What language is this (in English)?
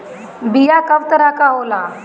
Bhojpuri